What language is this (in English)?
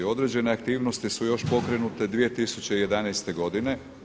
Croatian